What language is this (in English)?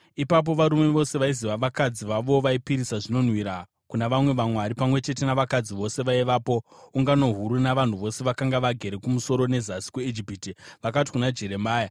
Shona